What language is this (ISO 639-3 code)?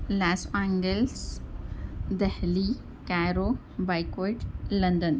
urd